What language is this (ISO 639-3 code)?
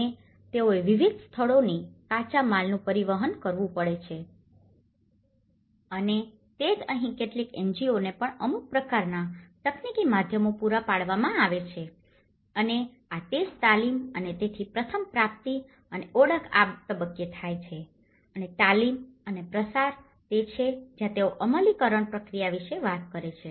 guj